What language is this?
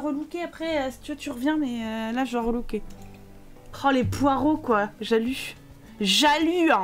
French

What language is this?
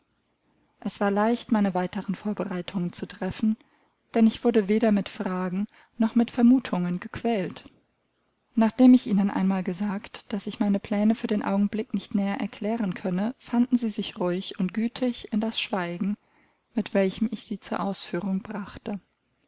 German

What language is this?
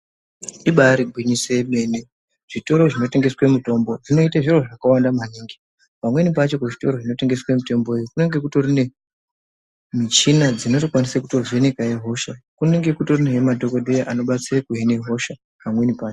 Ndau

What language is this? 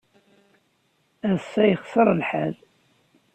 Kabyle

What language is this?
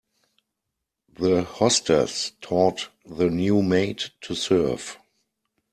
English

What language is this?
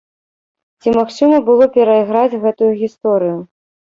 Belarusian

